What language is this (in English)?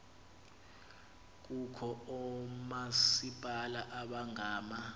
Xhosa